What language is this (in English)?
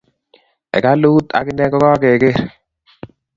Kalenjin